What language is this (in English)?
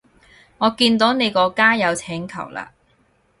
Cantonese